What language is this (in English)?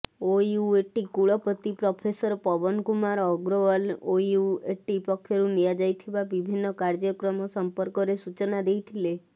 Odia